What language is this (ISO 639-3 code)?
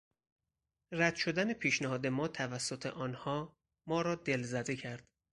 fas